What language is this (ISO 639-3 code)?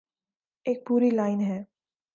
urd